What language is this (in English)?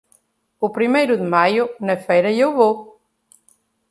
Portuguese